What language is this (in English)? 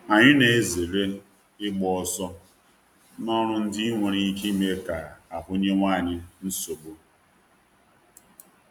Igbo